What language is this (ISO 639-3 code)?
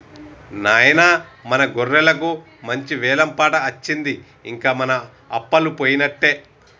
tel